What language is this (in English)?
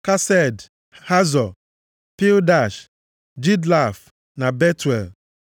Igbo